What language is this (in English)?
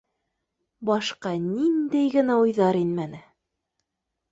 Bashkir